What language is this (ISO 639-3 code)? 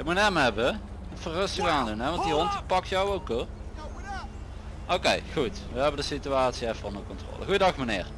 nld